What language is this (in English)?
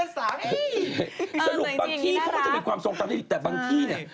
Thai